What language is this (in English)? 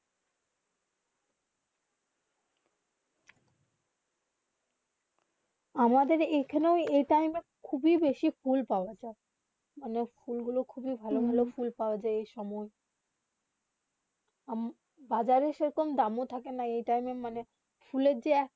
Bangla